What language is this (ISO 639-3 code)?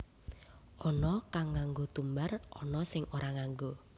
jav